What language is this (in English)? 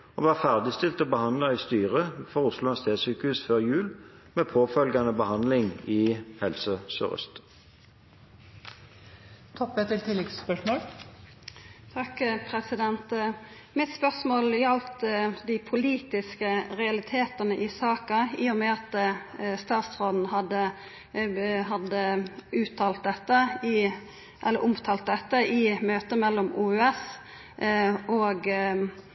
Norwegian